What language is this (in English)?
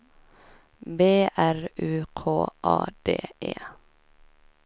Swedish